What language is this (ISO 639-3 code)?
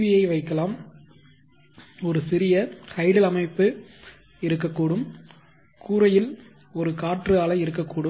tam